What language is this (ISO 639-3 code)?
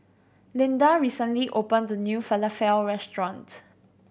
eng